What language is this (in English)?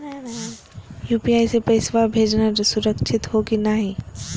Magahi